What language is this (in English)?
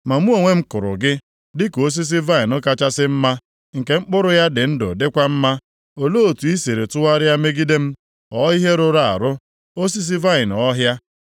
Igbo